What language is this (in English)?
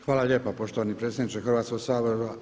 Croatian